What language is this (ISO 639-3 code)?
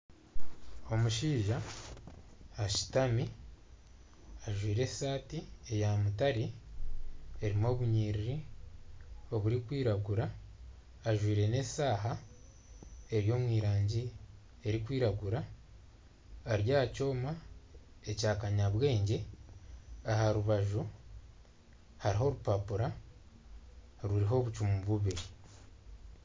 nyn